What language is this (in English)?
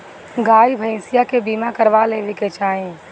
Bhojpuri